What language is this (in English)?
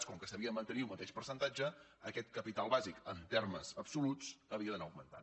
Catalan